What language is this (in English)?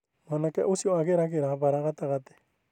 Kikuyu